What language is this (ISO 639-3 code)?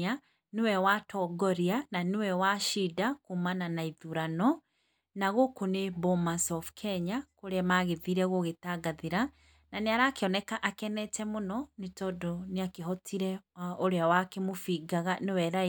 kik